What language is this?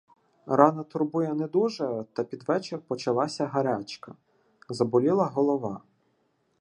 Ukrainian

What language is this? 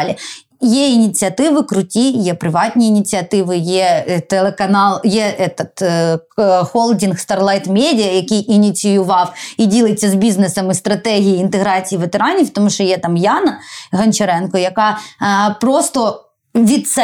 Ukrainian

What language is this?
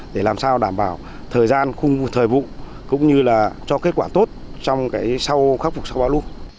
Vietnamese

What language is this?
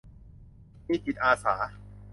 Thai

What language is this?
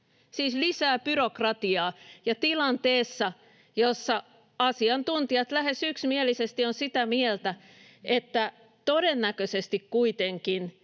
Finnish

